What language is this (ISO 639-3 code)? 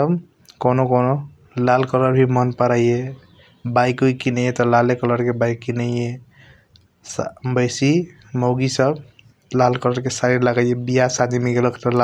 thq